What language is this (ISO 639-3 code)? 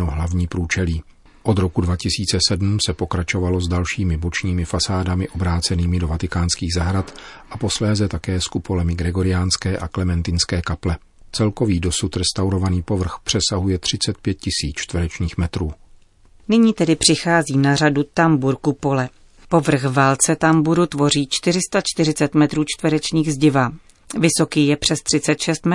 ces